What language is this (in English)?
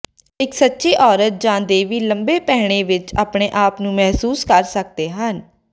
Punjabi